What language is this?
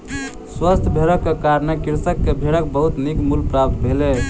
Maithili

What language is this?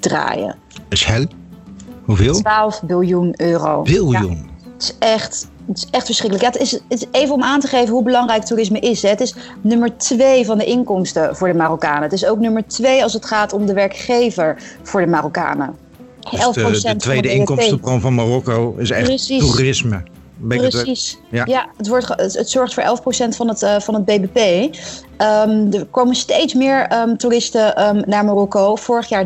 Dutch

